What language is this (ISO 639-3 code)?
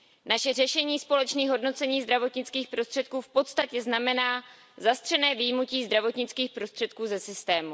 ces